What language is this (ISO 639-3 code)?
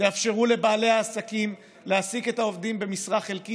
heb